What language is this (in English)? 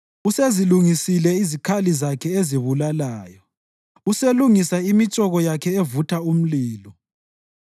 North Ndebele